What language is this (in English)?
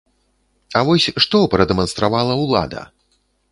Belarusian